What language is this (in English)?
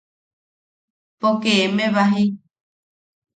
Yaqui